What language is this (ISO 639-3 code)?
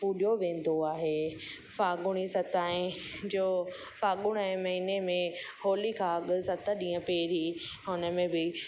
snd